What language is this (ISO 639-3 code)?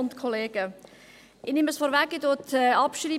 gsw